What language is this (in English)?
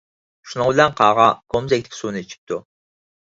Uyghur